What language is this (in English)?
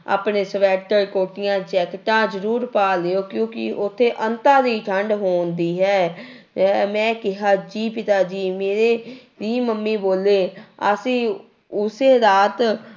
Punjabi